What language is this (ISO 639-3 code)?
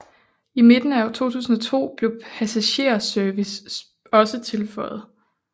dan